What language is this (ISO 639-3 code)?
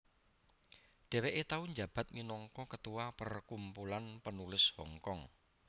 jav